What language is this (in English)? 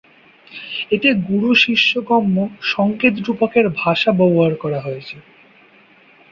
Bangla